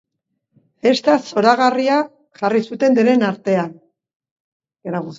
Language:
Basque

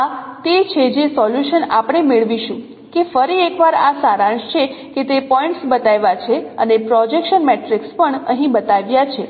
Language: Gujarati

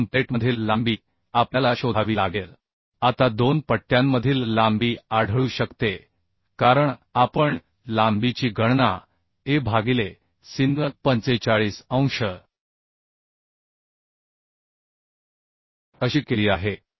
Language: Marathi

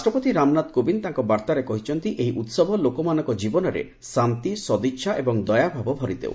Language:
Odia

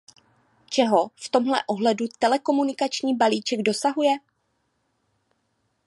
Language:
Czech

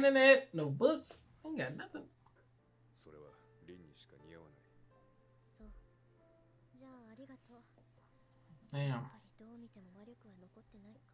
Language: English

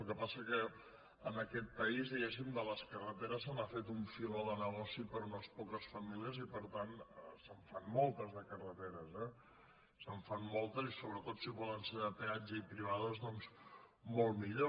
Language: Catalan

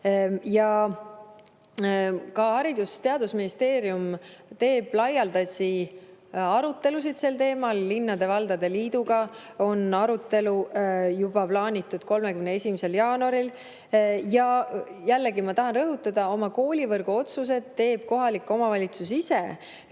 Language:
Estonian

